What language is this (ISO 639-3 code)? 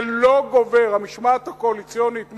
heb